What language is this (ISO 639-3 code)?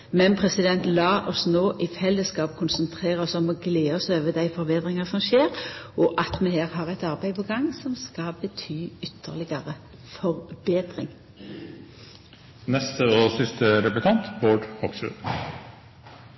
nno